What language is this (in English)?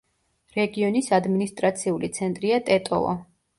Georgian